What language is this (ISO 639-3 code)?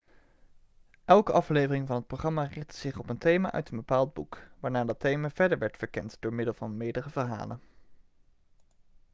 nld